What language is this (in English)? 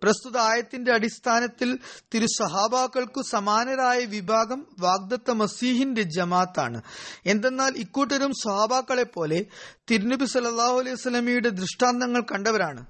Malayalam